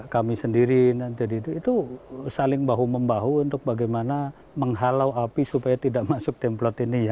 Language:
Indonesian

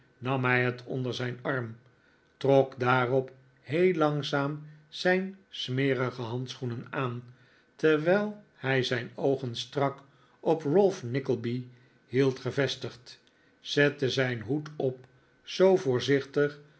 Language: Dutch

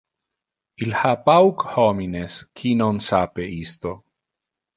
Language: Interlingua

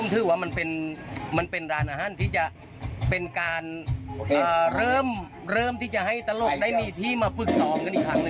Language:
Thai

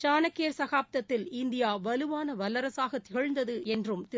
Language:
Tamil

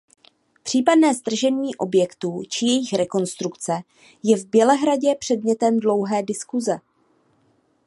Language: Czech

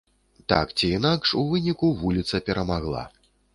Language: Belarusian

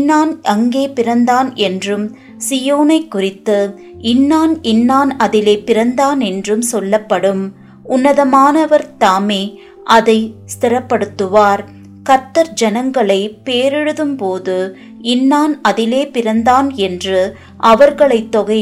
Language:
Tamil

